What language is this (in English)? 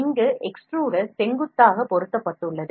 Tamil